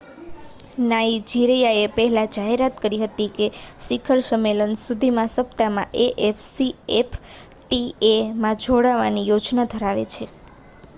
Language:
Gujarati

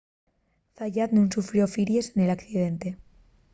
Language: Asturian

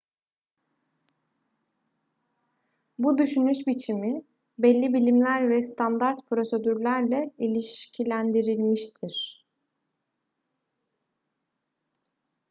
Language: Turkish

